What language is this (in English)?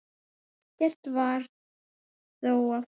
Icelandic